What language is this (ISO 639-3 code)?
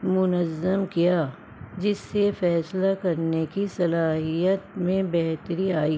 urd